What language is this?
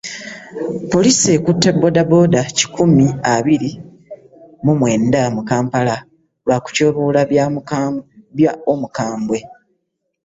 Ganda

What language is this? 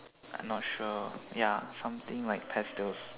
English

